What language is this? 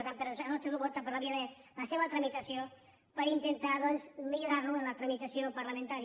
Catalan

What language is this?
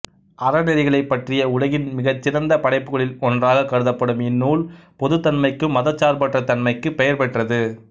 Tamil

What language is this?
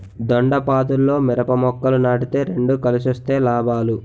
Telugu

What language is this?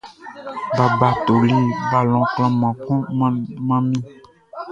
Baoulé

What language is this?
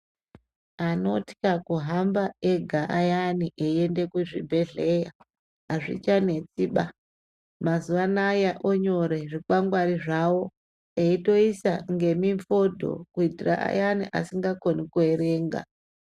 Ndau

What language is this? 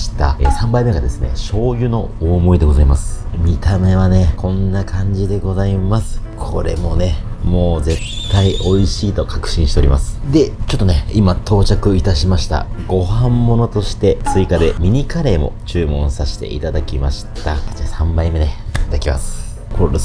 Japanese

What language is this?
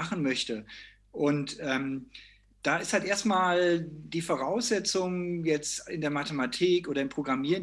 German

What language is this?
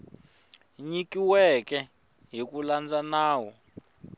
Tsonga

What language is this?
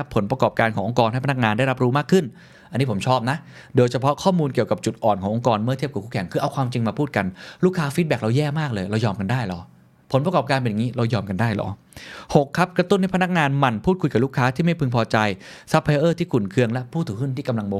Thai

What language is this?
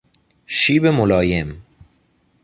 Persian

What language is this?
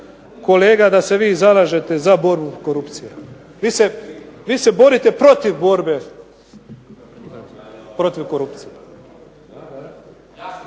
Croatian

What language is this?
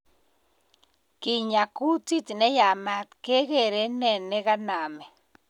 Kalenjin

